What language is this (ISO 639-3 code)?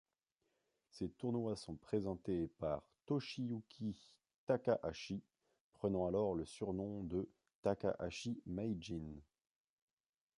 fra